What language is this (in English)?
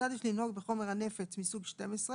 Hebrew